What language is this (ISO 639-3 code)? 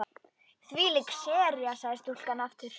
isl